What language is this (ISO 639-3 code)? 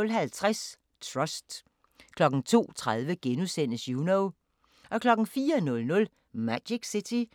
dan